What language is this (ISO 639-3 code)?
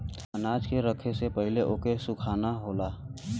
bho